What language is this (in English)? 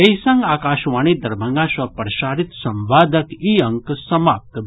Maithili